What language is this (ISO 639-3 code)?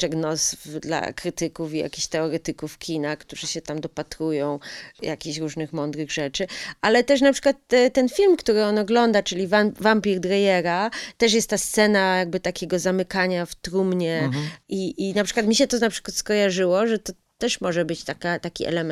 pol